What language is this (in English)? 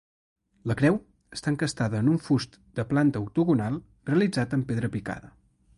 Catalan